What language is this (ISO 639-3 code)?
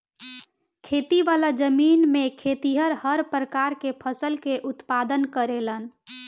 bho